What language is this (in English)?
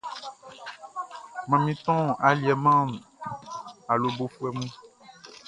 Baoulé